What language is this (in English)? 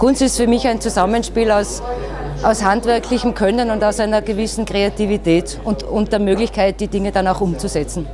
German